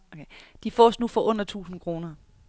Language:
Danish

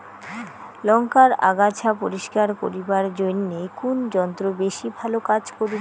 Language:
Bangla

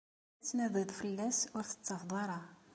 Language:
Kabyle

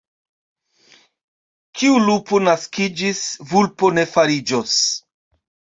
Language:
Esperanto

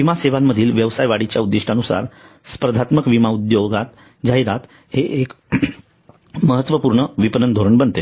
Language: Marathi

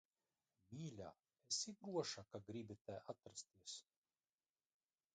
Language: Latvian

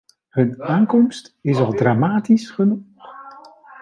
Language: Dutch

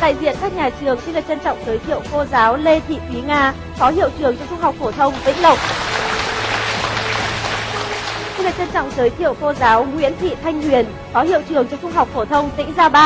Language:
Vietnamese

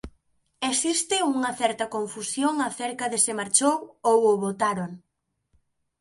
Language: Galician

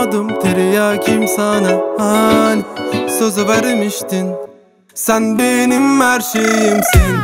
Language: Turkish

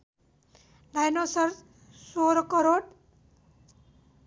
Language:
Nepali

